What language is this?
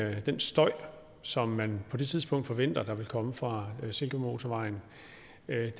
Danish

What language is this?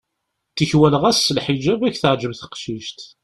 Kabyle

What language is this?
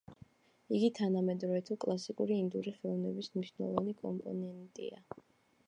Georgian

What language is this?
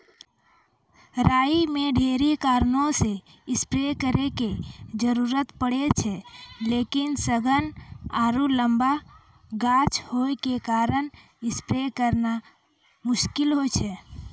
Maithili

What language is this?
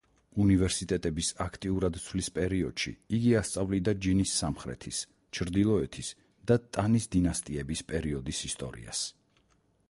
Georgian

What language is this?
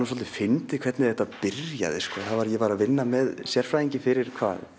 Icelandic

